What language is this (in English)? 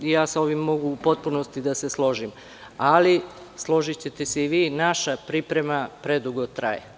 Serbian